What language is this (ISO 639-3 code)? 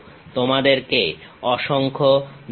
ben